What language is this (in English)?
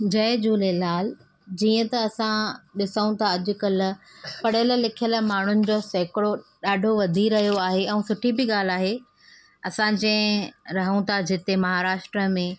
Sindhi